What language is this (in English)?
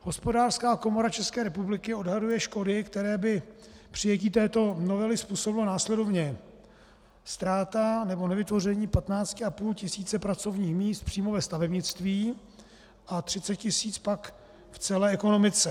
Czech